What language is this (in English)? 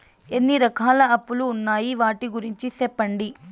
Telugu